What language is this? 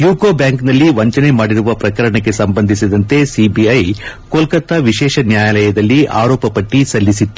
Kannada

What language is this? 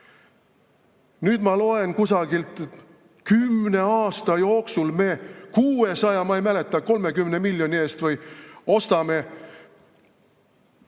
Estonian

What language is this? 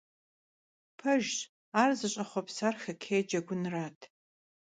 Kabardian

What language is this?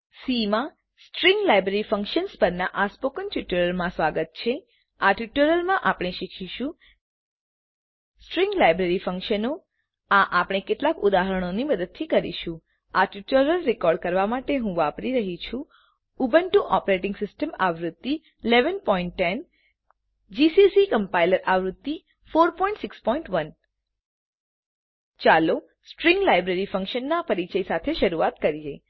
Gujarati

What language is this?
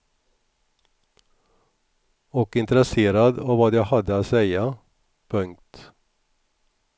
Swedish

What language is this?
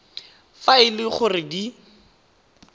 Tswana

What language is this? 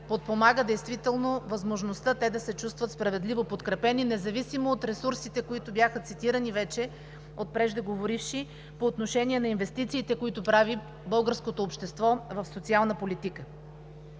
Bulgarian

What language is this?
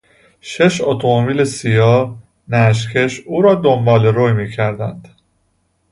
Persian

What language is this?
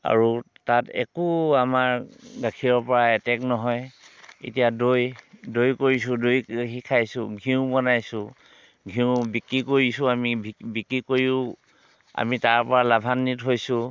Assamese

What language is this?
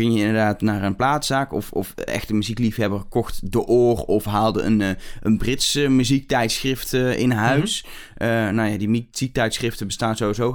Dutch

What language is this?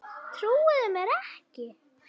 Icelandic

